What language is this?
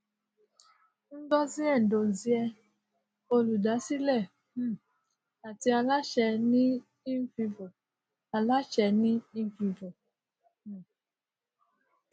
Yoruba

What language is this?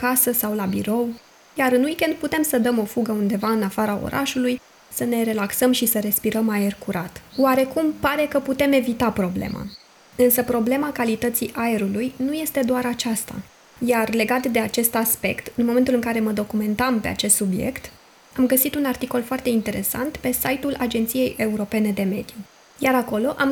Romanian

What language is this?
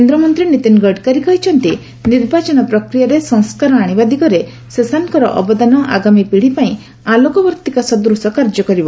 Odia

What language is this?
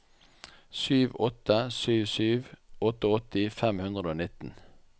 Norwegian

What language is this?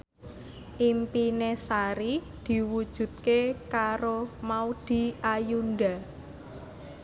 Javanese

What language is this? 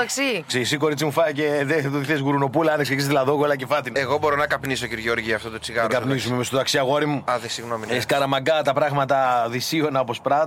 Greek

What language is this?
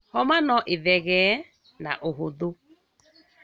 Kikuyu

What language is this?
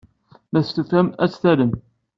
Kabyle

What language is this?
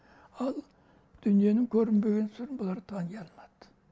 Kazakh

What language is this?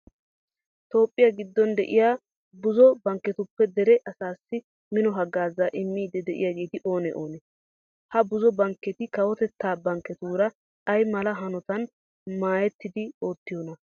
Wolaytta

